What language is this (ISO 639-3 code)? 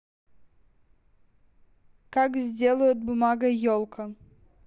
rus